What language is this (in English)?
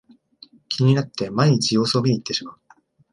Japanese